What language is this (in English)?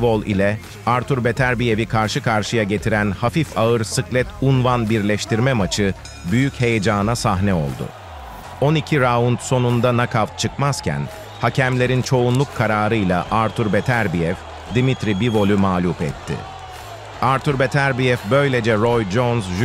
Turkish